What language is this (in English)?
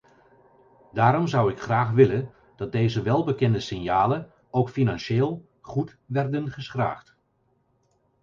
Dutch